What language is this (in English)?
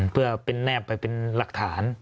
Thai